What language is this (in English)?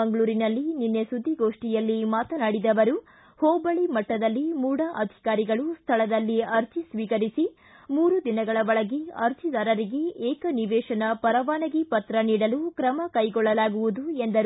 Kannada